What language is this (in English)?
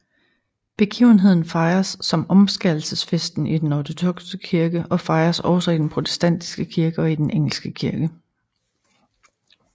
Danish